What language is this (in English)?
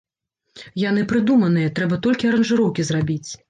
Belarusian